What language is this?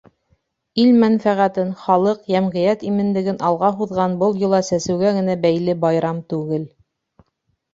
Bashkir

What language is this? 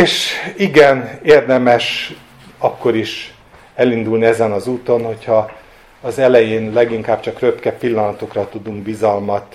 Hungarian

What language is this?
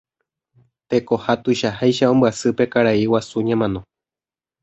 Guarani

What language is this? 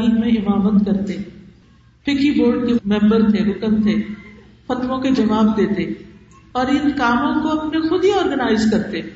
Urdu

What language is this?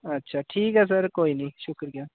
Dogri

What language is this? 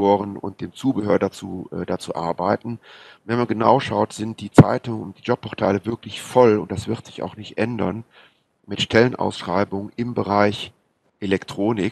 German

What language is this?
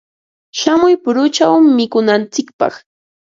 Ambo-Pasco Quechua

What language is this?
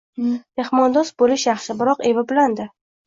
Uzbek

